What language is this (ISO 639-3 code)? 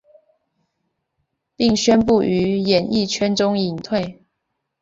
zho